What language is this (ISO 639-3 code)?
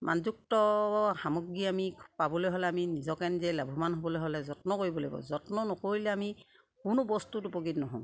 asm